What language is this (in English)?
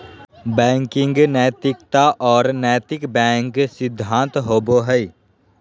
Magahi